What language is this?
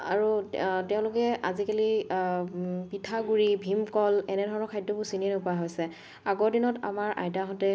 Assamese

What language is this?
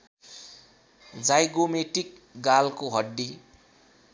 Nepali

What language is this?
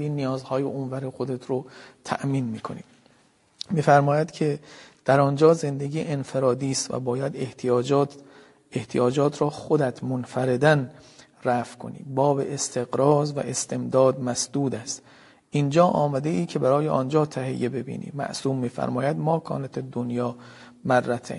Persian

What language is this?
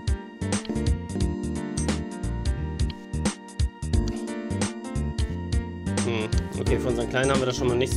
German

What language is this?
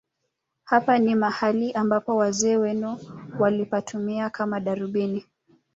Swahili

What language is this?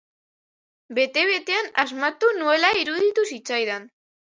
Basque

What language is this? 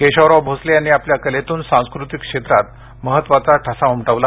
Marathi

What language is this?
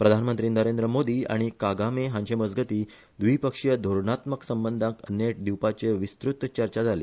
Konkani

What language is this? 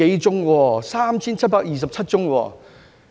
Cantonese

